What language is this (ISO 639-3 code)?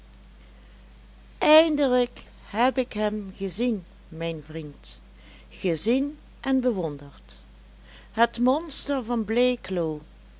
nld